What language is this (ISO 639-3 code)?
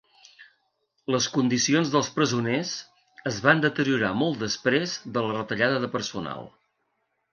cat